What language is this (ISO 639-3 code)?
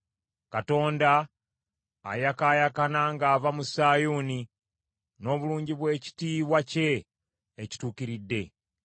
lug